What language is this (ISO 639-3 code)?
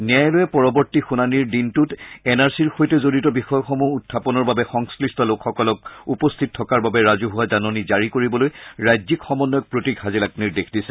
asm